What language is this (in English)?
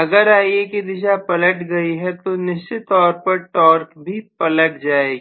Hindi